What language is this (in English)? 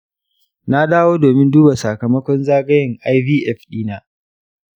Hausa